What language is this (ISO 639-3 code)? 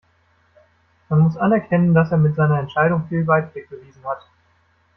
deu